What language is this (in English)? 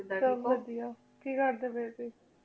Punjabi